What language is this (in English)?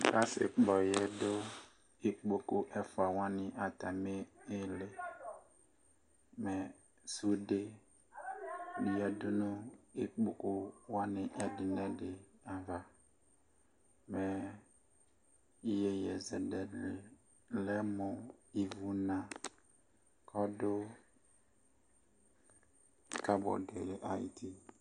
Ikposo